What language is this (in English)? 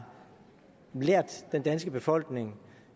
Danish